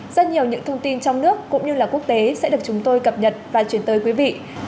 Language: Vietnamese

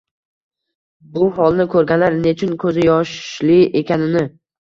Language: Uzbek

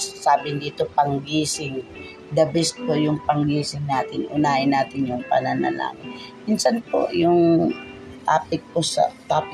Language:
Filipino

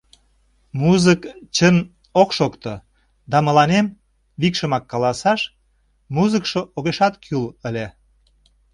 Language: Mari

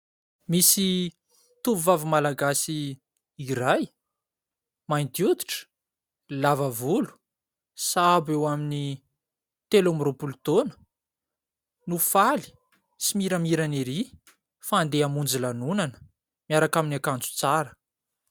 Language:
Malagasy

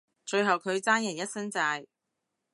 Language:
Cantonese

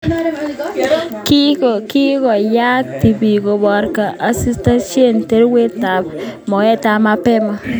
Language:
Kalenjin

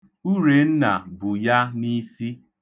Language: Igbo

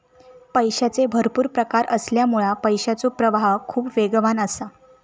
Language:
Marathi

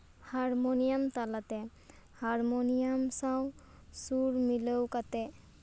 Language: Santali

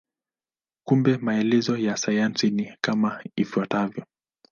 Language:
Swahili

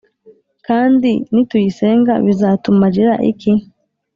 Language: Kinyarwanda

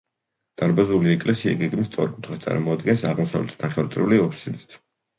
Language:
Georgian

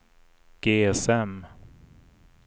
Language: Swedish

